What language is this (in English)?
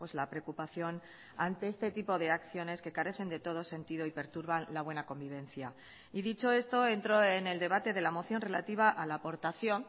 Spanish